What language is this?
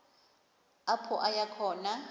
Xhosa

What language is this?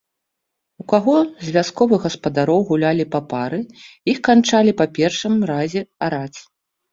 Belarusian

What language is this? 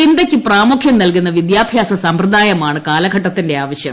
Malayalam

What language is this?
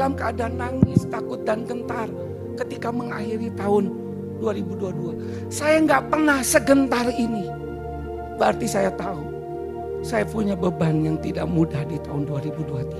Indonesian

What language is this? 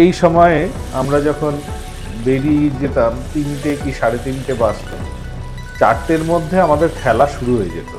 Bangla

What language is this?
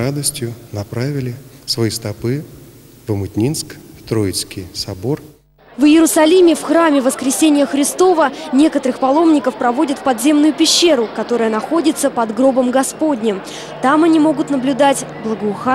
Russian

